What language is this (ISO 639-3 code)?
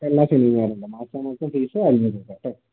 mal